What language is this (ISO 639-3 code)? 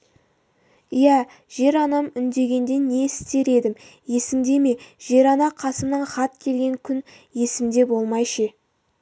kaz